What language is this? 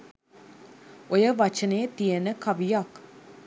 Sinhala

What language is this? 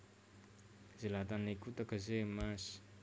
Javanese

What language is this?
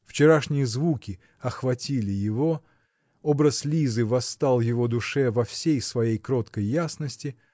Russian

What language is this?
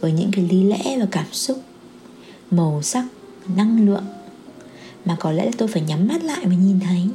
Vietnamese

